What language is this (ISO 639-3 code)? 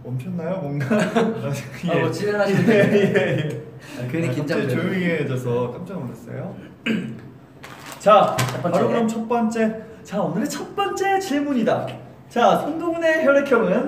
kor